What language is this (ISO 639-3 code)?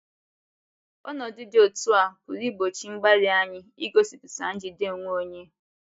ibo